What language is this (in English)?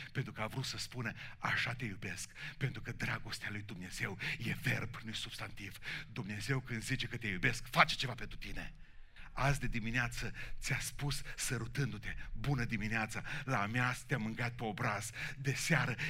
Romanian